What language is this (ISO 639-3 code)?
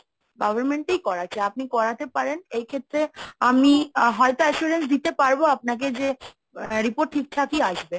ben